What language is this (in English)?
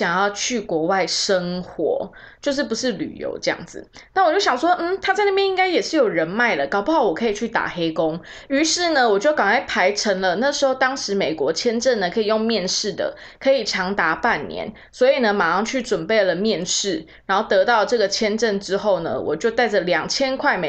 Chinese